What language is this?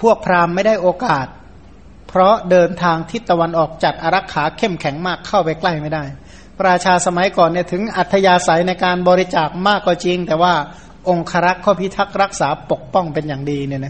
Thai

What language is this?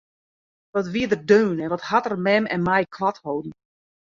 Western Frisian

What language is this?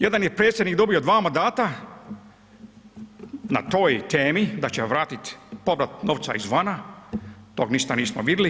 Croatian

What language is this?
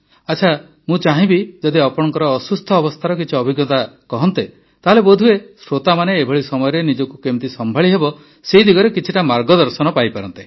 Odia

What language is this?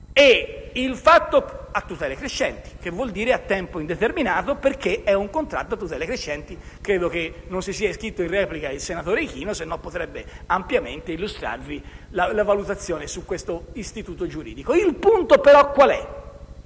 Italian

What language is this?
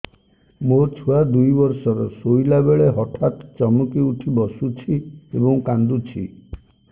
Odia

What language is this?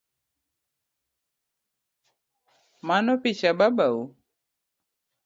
Luo (Kenya and Tanzania)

